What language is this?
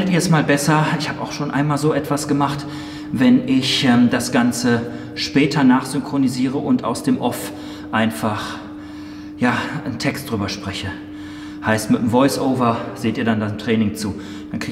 German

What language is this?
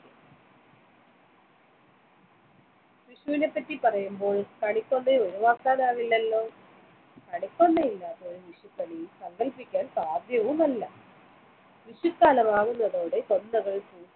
Malayalam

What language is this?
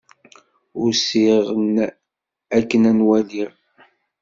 Kabyle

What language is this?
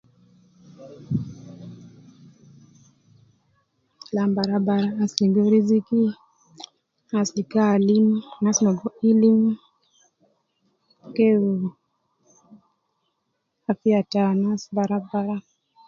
Nubi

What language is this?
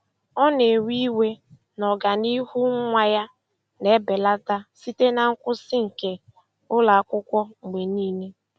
Igbo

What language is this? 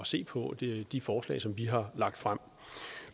Danish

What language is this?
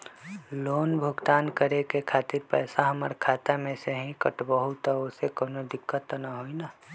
Magahi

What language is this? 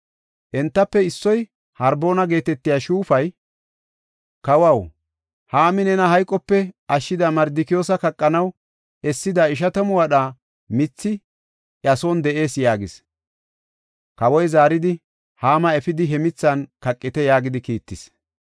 Gofa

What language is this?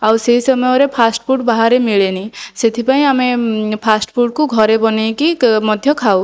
Odia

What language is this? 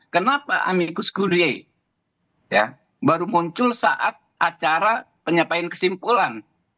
Indonesian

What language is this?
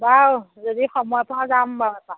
Assamese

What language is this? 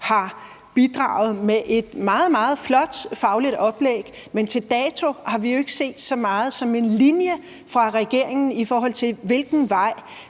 Danish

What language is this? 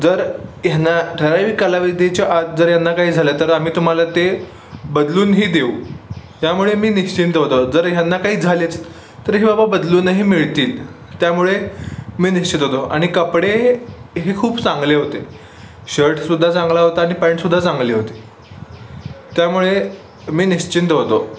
Marathi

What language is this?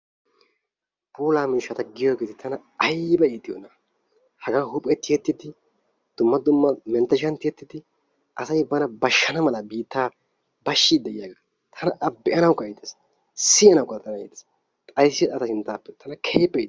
Wolaytta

